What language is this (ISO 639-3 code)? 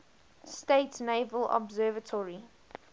eng